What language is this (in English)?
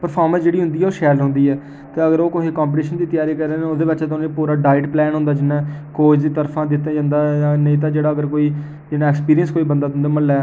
Dogri